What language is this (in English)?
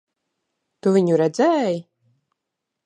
Latvian